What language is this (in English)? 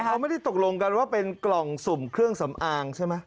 Thai